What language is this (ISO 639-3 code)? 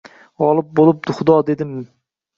uzb